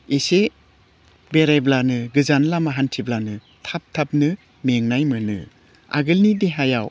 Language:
Bodo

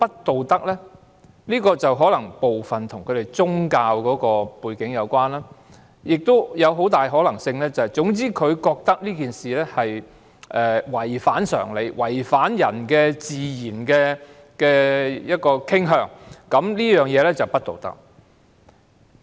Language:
Cantonese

